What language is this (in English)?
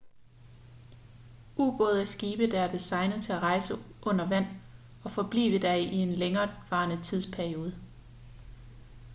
Danish